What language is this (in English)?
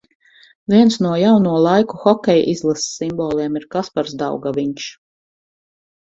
Latvian